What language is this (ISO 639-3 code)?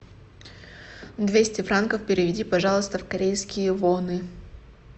rus